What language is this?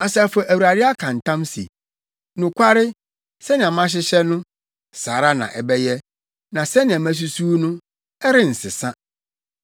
Akan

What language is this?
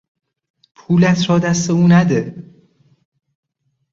Persian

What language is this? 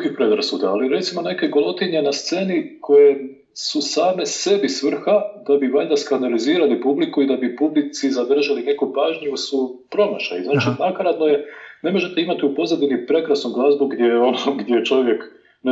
Croatian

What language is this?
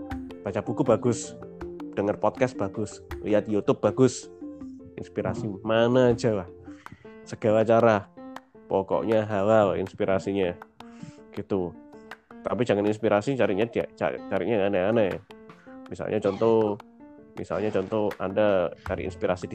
Indonesian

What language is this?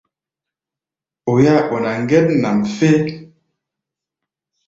Gbaya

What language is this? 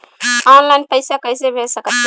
Bhojpuri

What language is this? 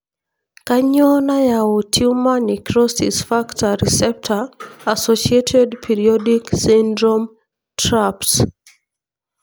Masai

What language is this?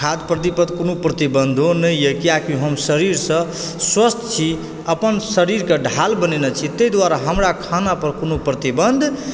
Maithili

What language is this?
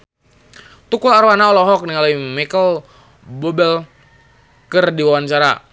Sundanese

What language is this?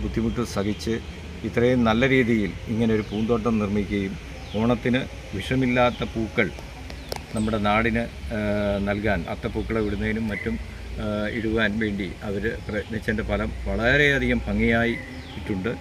Malayalam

